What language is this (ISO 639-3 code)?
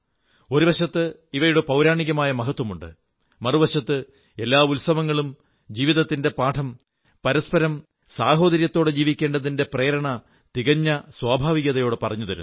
mal